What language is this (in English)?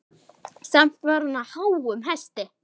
Icelandic